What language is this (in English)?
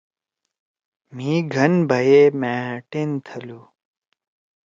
Torwali